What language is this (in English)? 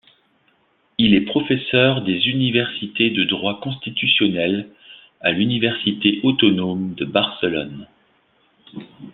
French